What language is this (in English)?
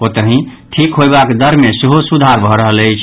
Maithili